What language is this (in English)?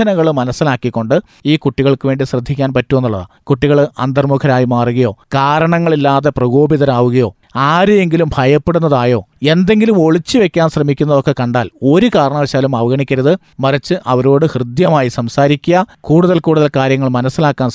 Malayalam